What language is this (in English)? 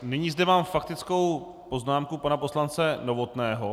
Czech